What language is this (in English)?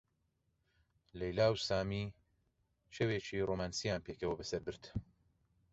Central Kurdish